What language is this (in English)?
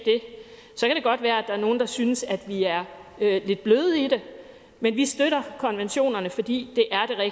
Danish